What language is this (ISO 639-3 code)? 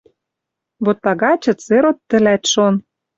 mrj